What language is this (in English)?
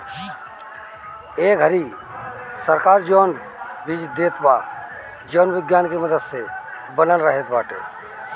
Bhojpuri